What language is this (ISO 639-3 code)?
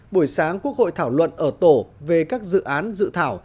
vie